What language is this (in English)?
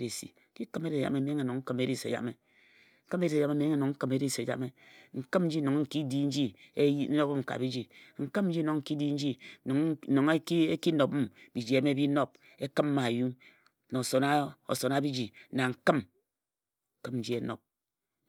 Ejagham